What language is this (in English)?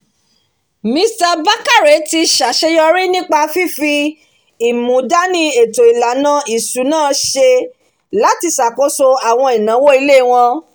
Yoruba